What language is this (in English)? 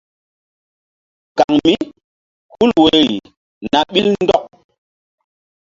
Mbum